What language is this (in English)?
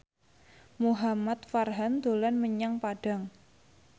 Javanese